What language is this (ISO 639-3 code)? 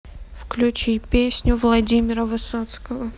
rus